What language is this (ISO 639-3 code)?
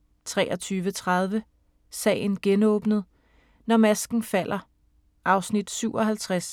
dan